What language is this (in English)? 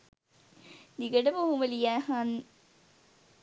Sinhala